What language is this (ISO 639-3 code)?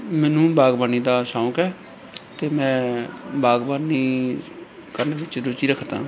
pan